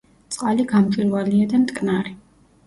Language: Georgian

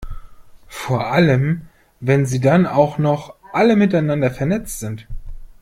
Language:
German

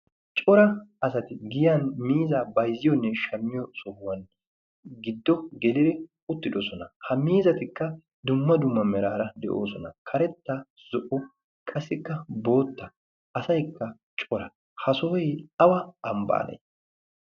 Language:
Wolaytta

